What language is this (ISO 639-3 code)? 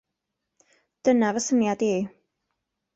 cym